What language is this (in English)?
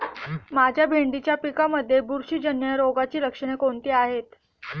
Marathi